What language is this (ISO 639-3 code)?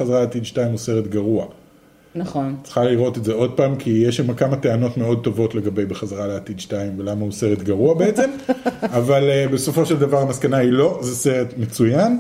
heb